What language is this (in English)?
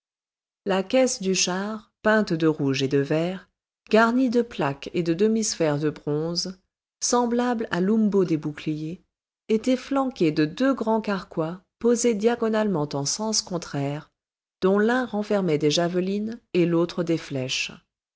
French